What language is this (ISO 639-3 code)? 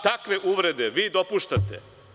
srp